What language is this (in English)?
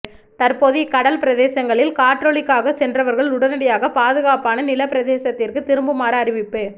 Tamil